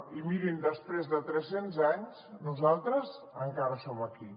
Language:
Catalan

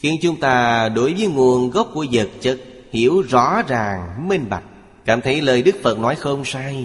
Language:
Vietnamese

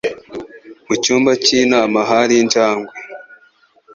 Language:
Kinyarwanda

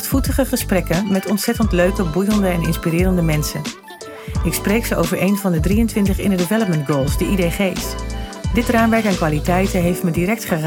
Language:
Dutch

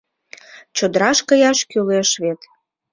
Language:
Mari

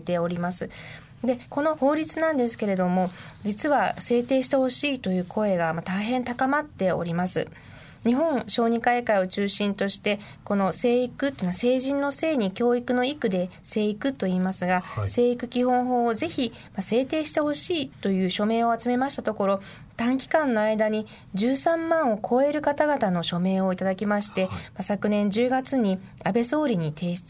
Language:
Japanese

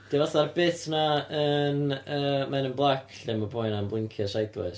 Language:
Welsh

